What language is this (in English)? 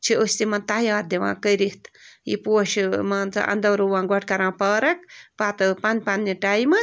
Kashmiri